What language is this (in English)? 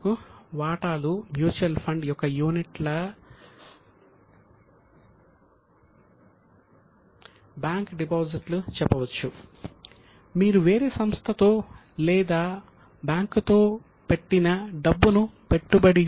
Telugu